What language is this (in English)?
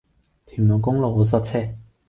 Cantonese